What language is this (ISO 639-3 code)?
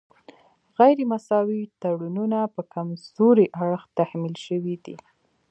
pus